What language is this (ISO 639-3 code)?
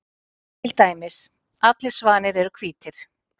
isl